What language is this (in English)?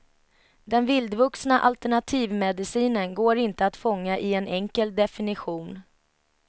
Swedish